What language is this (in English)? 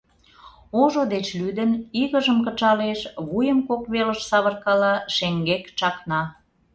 Mari